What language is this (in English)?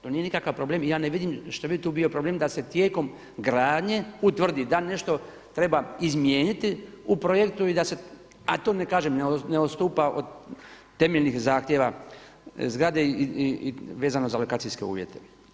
Croatian